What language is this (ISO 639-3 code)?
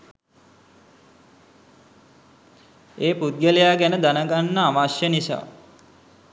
sin